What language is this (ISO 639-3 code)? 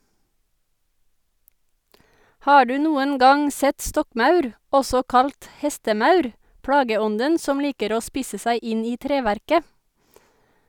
nor